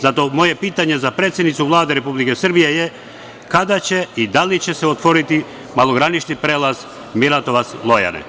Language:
Serbian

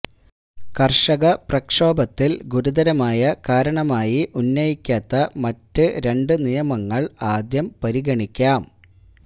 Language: Malayalam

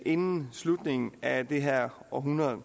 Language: Danish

